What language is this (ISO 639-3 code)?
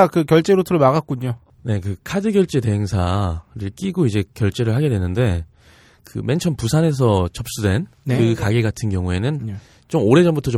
kor